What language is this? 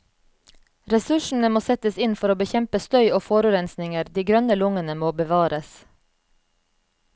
Norwegian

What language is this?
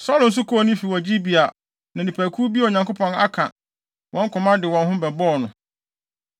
Akan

